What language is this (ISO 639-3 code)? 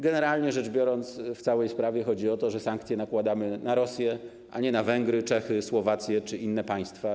pol